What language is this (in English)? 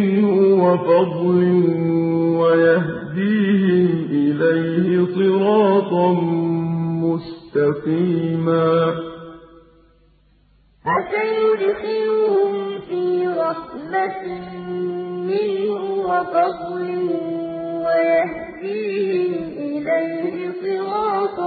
Arabic